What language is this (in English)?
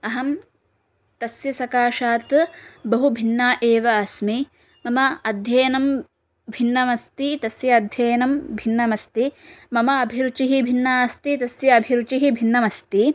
Sanskrit